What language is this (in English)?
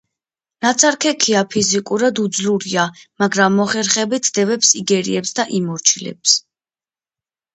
Georgian